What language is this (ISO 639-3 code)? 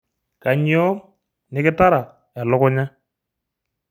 mas